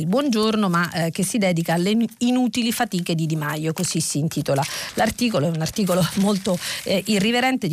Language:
Italian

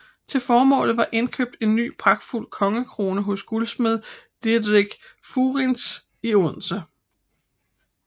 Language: Danish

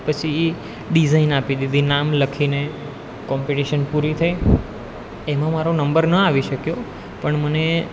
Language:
Gujarati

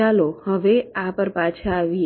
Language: Gujarati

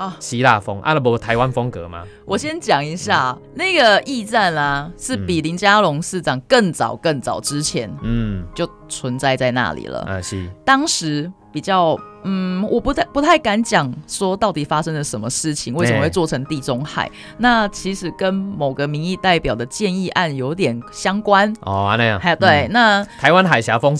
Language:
Chinese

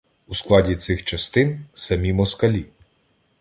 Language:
Ukrainian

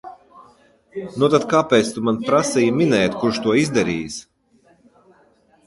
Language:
Latvian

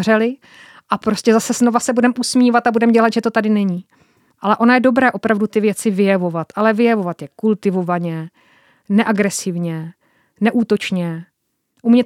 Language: Czech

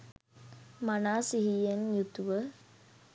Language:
Sinhala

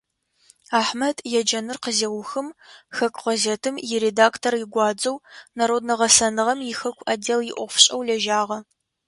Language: Adyghe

